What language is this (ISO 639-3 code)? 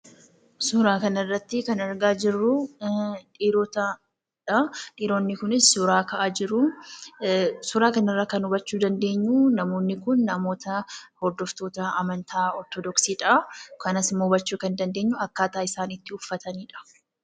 orm